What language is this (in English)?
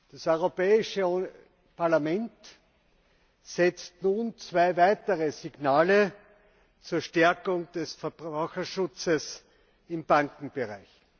German